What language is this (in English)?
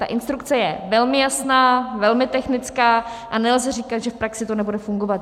Czech